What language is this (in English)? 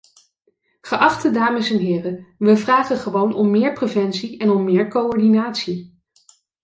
Dutch